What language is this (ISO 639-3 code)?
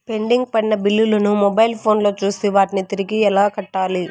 tel